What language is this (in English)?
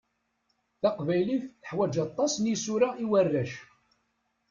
Kabyle